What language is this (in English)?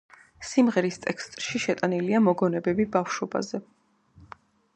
Georgian